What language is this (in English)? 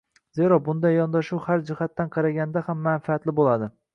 Uzbek